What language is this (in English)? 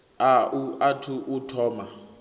Venda